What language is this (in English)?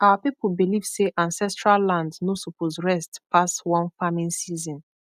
Nigerian Pidgin